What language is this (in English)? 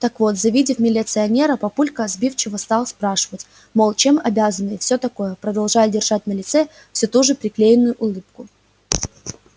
Russian